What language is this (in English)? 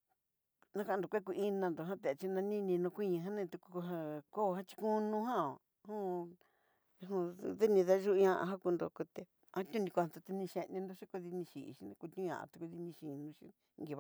Southeastern Nochixtlán Mixtec